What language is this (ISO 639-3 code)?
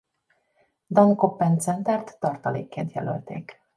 hun